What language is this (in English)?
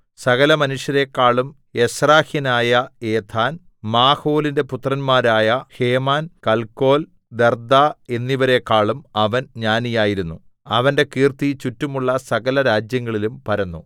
Malayalam